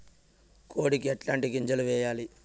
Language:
Telugu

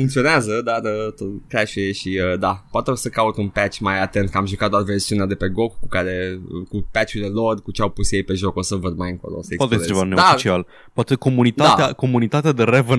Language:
Romanian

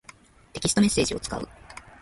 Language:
Japanese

